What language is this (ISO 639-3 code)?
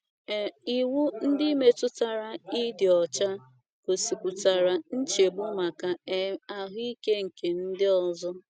ibo